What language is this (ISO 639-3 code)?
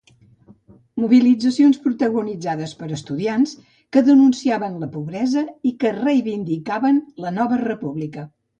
cat